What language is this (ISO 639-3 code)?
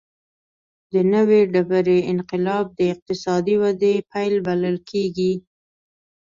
pus